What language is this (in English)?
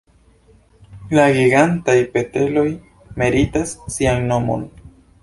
Esperanto